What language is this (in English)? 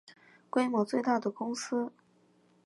Chinese